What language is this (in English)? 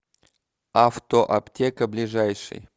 Russian